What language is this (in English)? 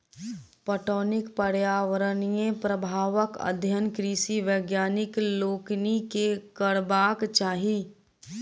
Maithili